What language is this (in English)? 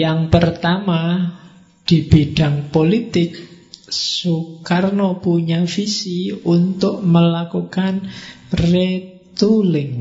Indonesian